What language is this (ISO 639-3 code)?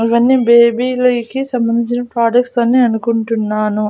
tel